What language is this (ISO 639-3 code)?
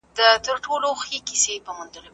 pus